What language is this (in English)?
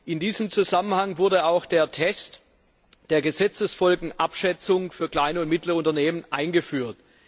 German